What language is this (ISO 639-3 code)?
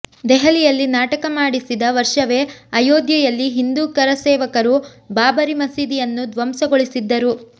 kan